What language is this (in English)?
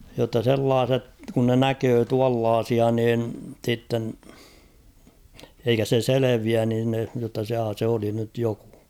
Finnish